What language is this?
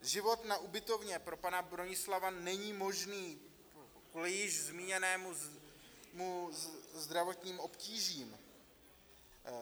Czech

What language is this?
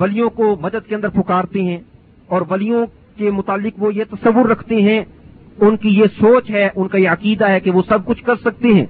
Urdu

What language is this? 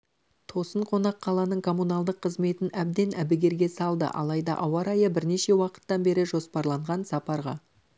Kazakh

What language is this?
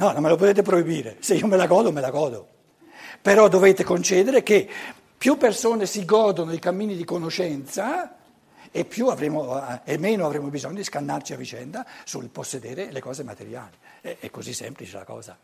Italian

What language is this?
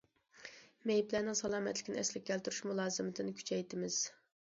Uyghur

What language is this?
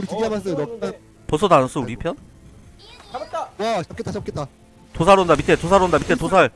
Korean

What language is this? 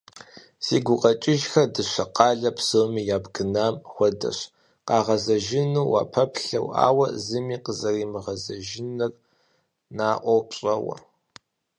Kabardian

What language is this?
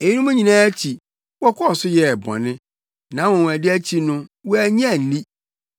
Akan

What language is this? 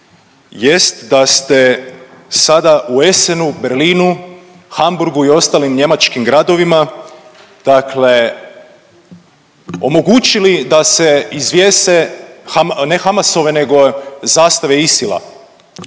Croatian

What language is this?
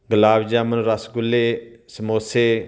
Punjabi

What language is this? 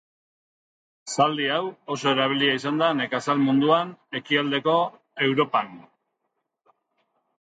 Basque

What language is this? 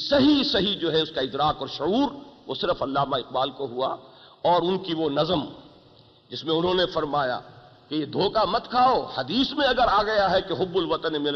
Urdu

